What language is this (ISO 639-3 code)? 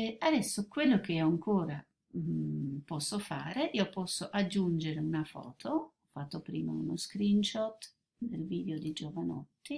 ita